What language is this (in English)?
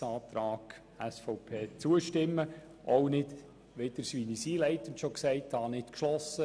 Swiss German